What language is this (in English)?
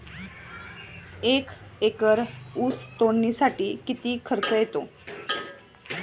Marathi